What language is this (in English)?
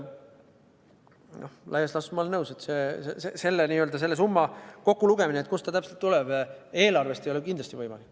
Estonian